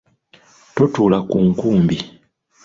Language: Ganda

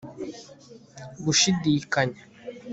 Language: Kinyarwanda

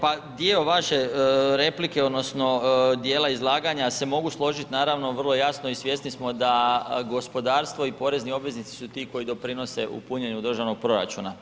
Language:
Croatian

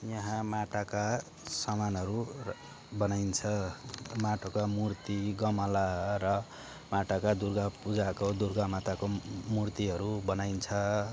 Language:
Nepali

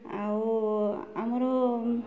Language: Odia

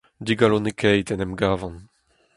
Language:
Breton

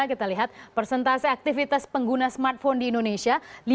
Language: Indonesian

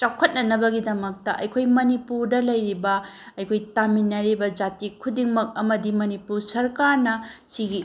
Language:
Manipuri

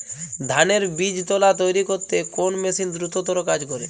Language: Bangla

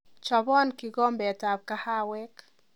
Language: Kalenjin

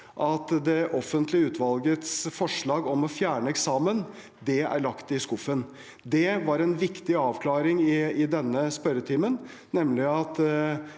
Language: Norwegian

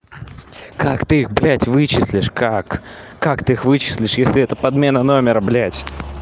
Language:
Russian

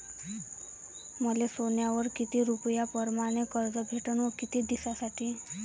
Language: Marathi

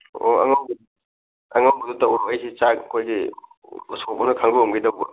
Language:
Manipuri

